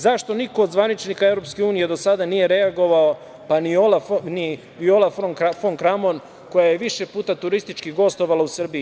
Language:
Serbian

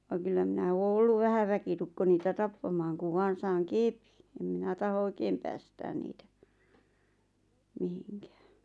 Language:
Finnish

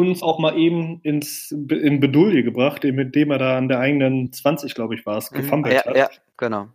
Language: German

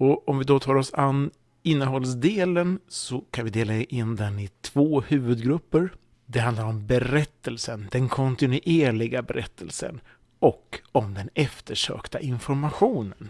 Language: Swedish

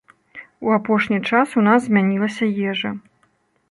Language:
Belarusian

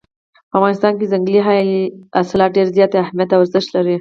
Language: Pashto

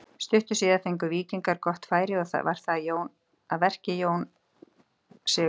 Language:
Icelandic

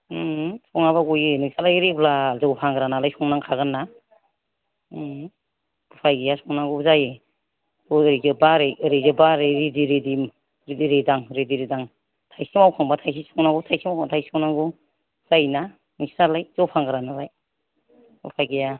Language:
Bodo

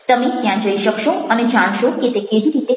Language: Gujarati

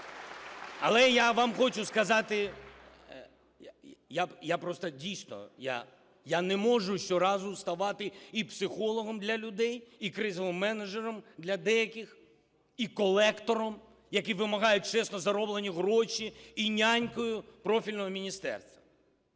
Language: Ukrainian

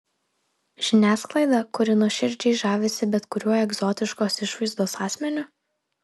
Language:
Lithuanian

